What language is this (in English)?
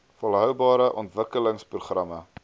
Afrikaans